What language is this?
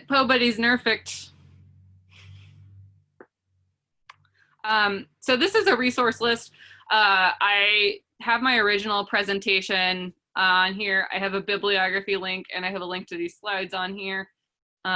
English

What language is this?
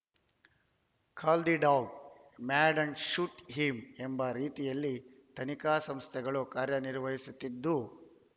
Kannada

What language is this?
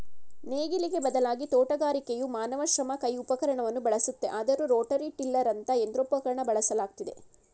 Kannada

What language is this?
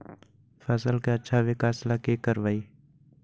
Magahi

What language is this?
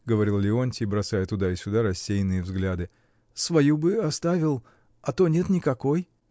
Russian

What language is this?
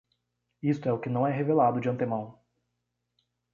Portuguese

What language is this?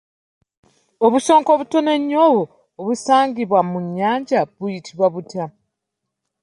Ganda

